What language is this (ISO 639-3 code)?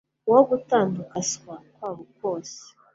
kin